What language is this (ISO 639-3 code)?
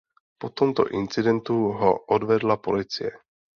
ces